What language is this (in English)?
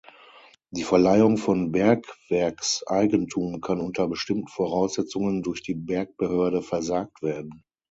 German